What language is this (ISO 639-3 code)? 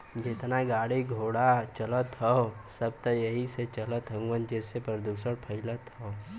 bho